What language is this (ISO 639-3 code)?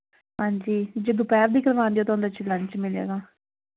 pan